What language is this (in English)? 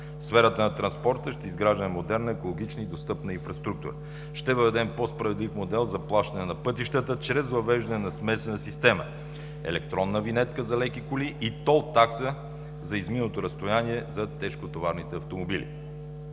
Bulgarian